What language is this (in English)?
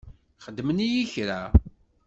Kabyle